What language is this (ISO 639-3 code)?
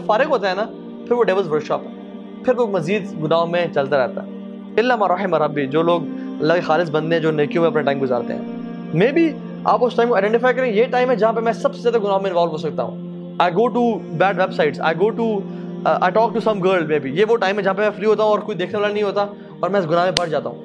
urd